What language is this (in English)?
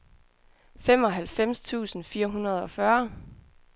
Danish